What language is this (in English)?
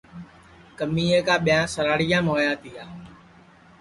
Sansi